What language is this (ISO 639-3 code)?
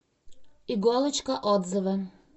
rus